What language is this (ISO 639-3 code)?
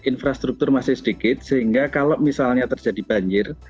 ind